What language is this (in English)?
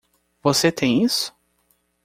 Portuguese